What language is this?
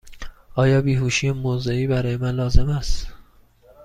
Persian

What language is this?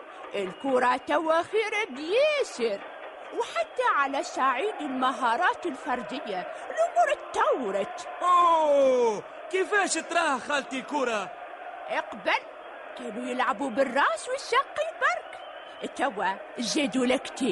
Arabic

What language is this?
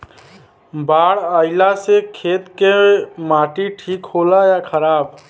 Bhojpuri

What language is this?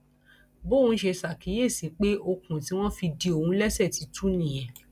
Yoruba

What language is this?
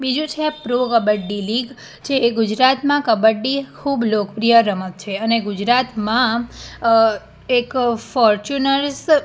Gujarati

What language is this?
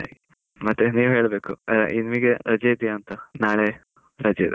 Kannada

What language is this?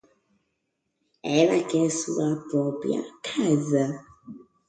Portuguese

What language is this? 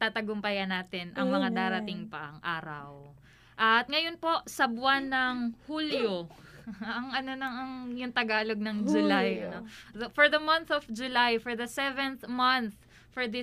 Filipino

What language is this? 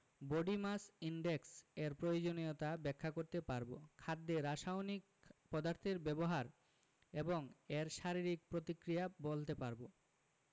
Bangla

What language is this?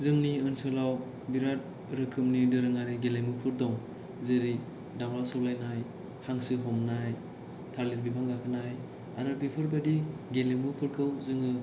Bodo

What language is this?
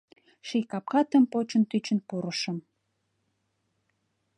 Mari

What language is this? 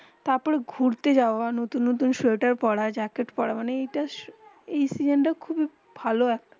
Bangla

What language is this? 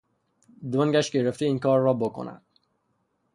Persian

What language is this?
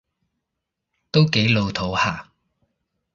Cantonese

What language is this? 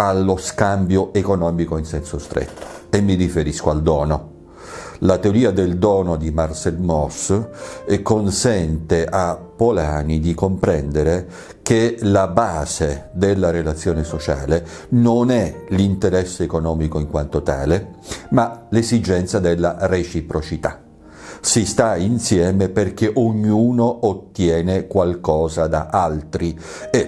Italian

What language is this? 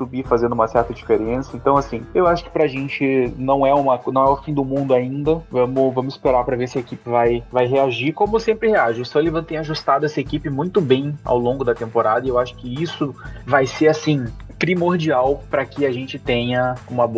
Portuguese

